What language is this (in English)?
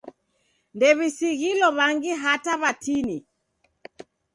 Taita